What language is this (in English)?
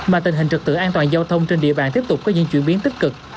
Vietnamese